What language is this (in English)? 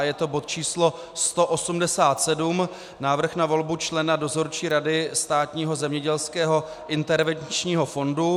Czech